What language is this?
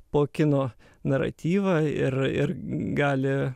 Lithuanian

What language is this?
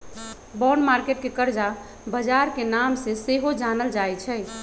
Magahi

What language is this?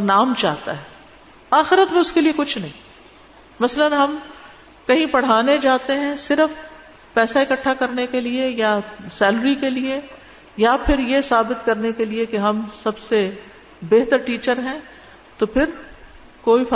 Urdu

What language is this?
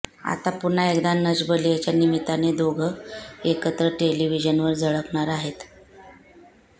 Marathi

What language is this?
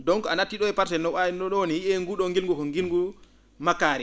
Fula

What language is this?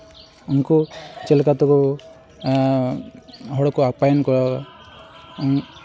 Santali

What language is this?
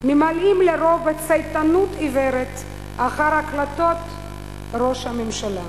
Hebrew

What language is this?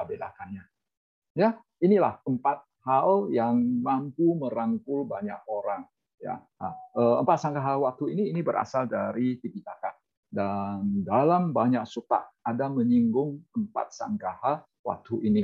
Indonesian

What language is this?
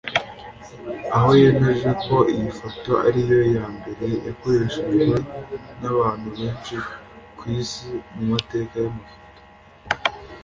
Kinyarwanda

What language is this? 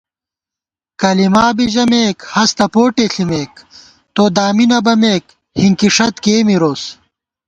Gawar-Bati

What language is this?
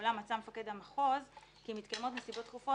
Hebrew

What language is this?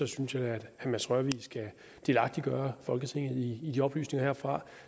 Danish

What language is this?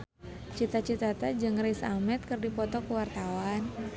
Sundanese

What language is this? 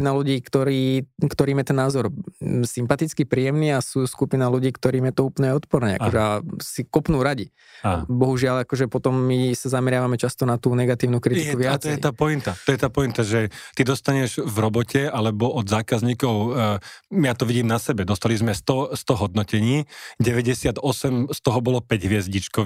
Slovak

